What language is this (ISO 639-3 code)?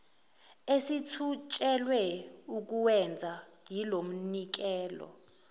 zul